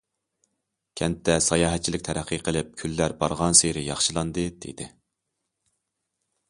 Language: Uyghur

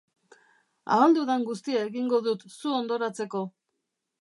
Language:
Basque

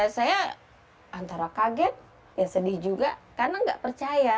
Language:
Indonesian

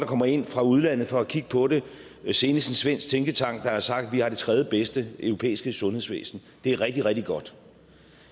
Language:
Danish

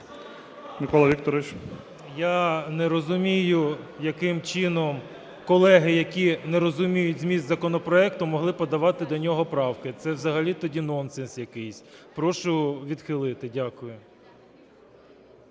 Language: Ukrainian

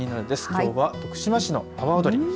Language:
Japanese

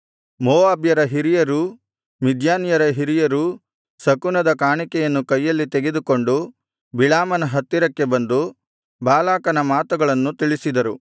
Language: Kannada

